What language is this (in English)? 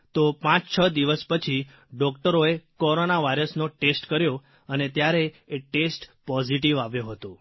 Gujarati